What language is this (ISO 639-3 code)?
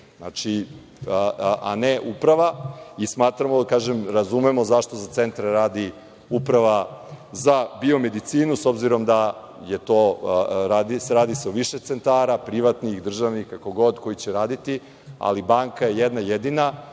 srp